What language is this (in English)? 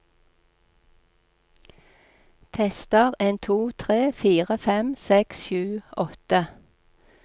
Norwegian